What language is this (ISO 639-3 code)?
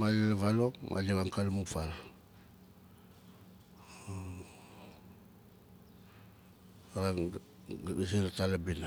nal